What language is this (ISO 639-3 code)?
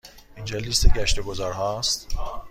fas